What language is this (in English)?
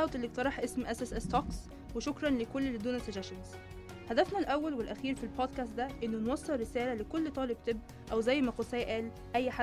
Arabic